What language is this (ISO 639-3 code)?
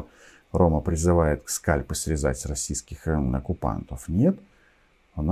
rus